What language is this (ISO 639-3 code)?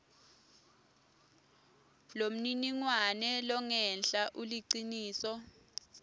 ssw